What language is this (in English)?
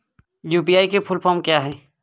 Hindi